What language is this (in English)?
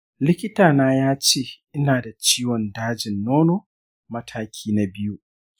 Hausa